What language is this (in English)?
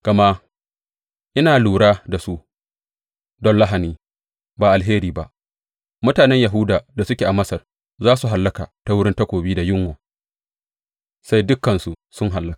Hausa